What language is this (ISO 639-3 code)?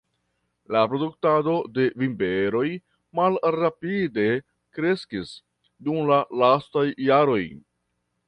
epo